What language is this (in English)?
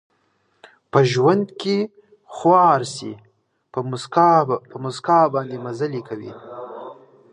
Pashto